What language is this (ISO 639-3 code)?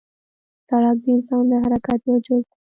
pus